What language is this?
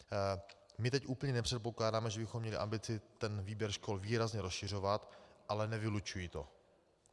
Czech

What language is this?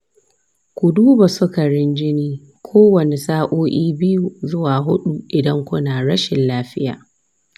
Hausa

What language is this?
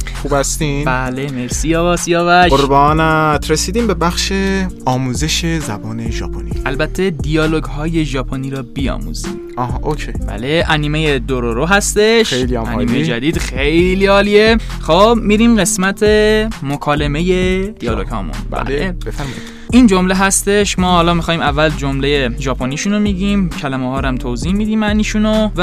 Persian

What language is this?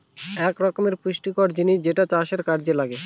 Bangla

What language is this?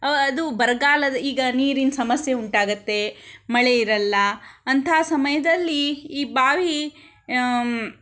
Kannada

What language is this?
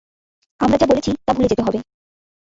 Bangla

